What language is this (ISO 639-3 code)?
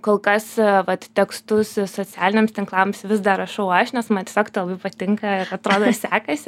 lit